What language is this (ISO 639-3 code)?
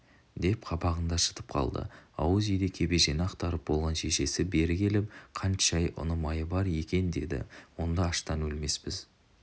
kaz